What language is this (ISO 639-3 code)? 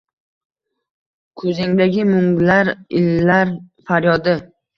uzb